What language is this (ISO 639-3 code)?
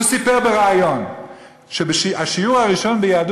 heb